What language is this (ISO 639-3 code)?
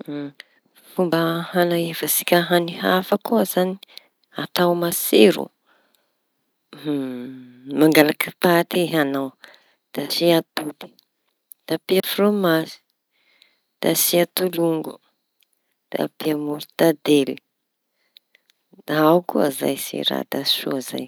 txy